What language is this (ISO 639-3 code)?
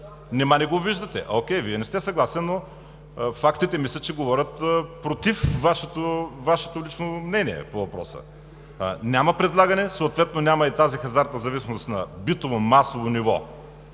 bul